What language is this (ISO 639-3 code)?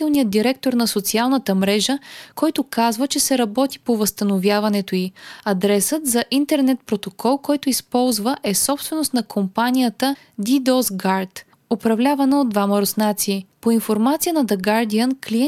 bul